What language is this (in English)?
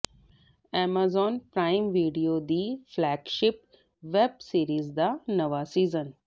Punjabi